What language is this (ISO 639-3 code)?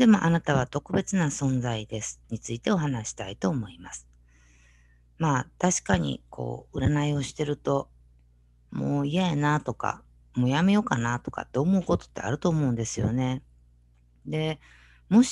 jpn